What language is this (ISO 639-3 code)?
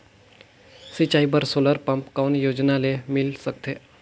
hne